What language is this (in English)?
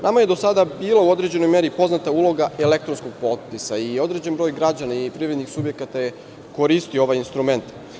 Serbian